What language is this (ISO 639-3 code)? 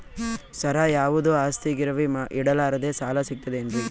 kan